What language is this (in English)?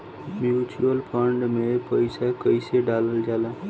Bhojpuri